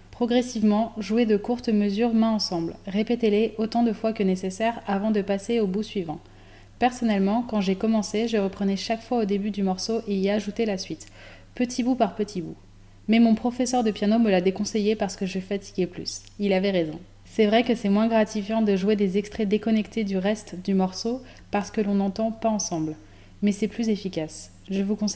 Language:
French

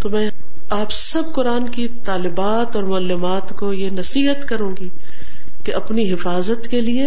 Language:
Urdu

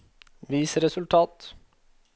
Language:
Norwegian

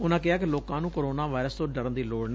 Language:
Punjabi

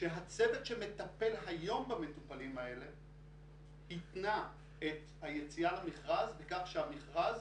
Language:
Hebrew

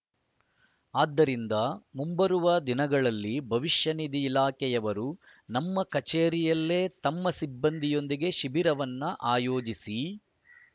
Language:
Kannada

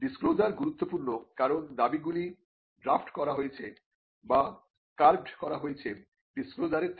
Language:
Bangla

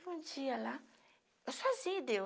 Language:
Portuguese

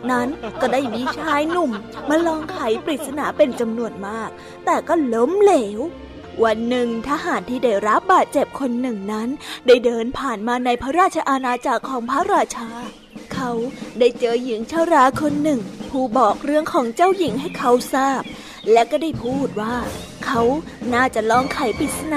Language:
Thai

